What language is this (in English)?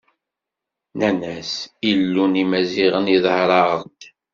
Kabyle